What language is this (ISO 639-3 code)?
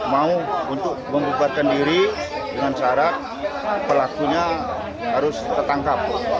ind